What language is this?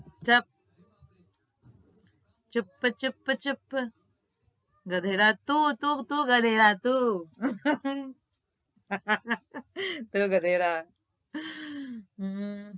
Gujarati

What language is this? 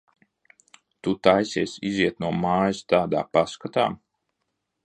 Latvian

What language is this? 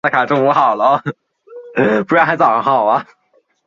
Chinese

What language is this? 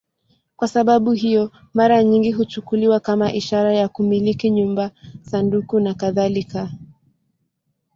Swahili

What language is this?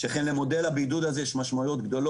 Hebrew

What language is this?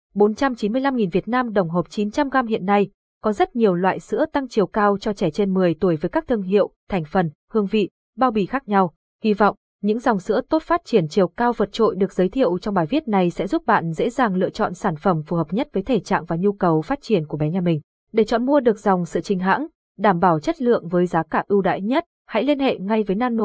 Vietnamese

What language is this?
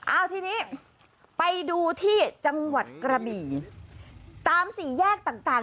Thai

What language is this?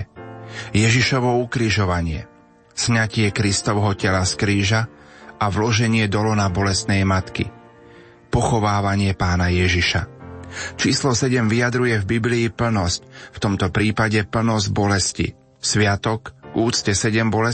Slovak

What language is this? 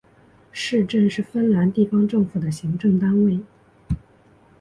Chinese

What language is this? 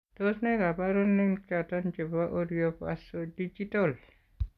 Kalenjin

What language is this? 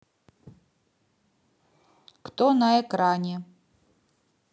Russian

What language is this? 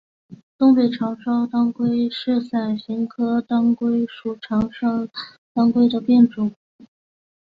Chinese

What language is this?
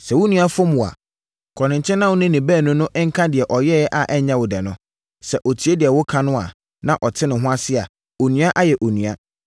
Akan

